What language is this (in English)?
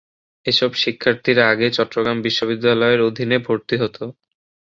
Bangla